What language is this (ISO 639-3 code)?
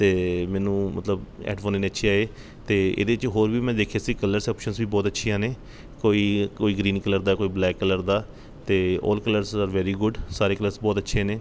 pan